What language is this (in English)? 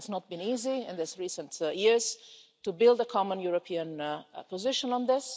English